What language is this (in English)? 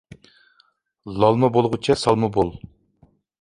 Uyghur